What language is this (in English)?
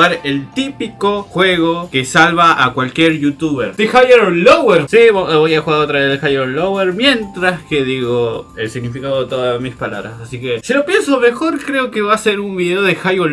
Spanish